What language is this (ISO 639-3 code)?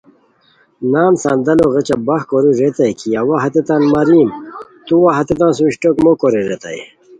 khw